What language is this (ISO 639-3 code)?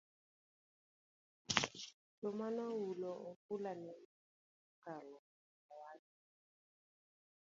luo